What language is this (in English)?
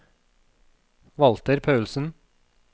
Norwegian